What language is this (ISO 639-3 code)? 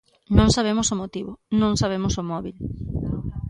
glg